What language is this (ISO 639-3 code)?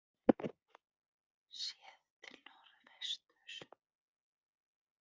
isl